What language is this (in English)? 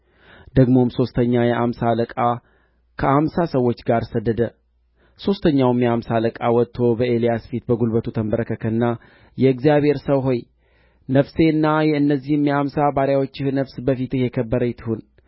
Amharic